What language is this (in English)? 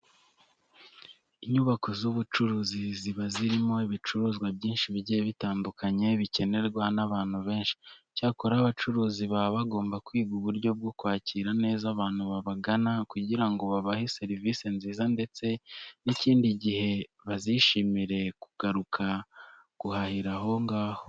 Kinyarwanda